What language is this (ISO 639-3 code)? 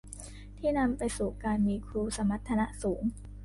tha